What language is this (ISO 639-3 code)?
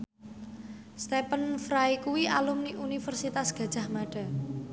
jav